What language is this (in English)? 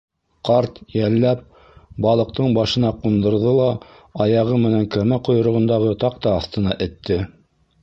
Bashkir